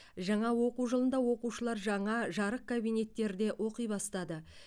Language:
Kazakh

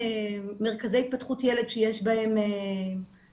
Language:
Hebrew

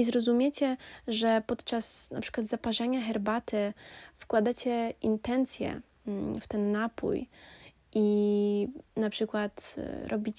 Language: Polish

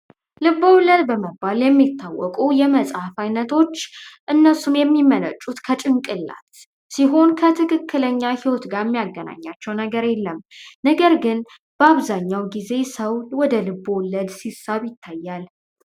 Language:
Amharic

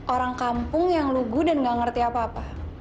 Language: Indonesian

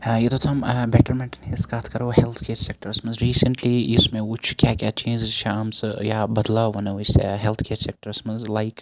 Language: Kashmiri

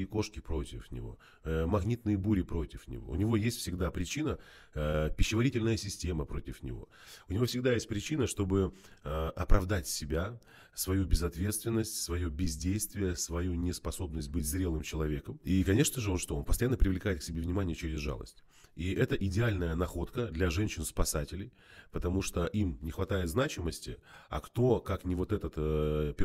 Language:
Russian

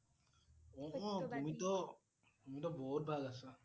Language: Assamese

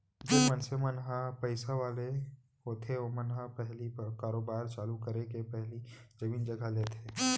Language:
Chhattisgarhi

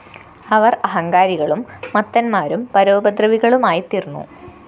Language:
Malayalam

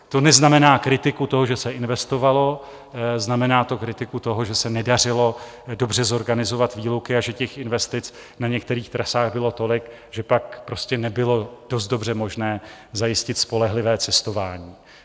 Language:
Czech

